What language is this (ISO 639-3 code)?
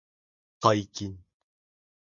jpn